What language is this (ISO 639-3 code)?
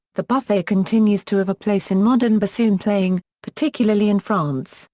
eng